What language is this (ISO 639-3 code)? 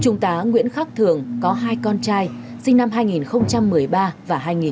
vie